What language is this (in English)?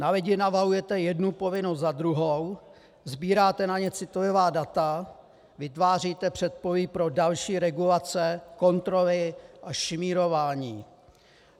Czech